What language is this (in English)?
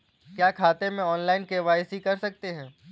Hindi